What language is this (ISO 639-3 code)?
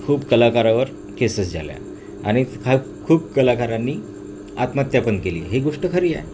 mar